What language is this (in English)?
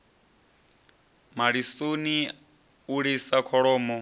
Venda